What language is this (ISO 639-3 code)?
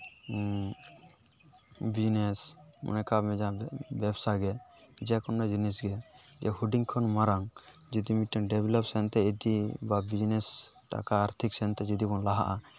sat